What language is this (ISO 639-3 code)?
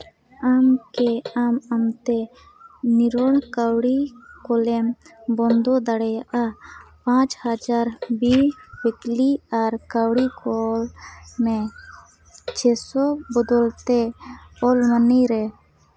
sat